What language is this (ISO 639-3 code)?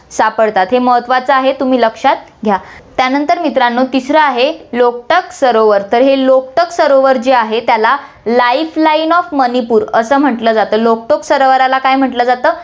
mar